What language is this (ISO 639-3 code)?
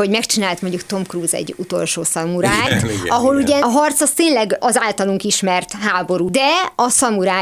hun